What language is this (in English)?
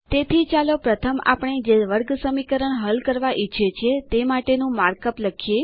Gujarati